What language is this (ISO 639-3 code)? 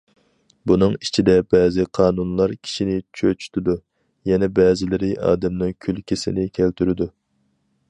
uig